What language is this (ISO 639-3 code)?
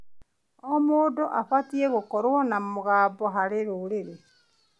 kik